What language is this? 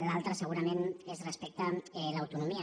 Catalan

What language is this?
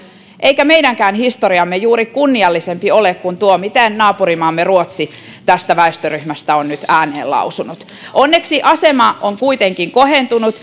Finnish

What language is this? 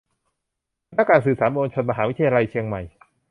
Thai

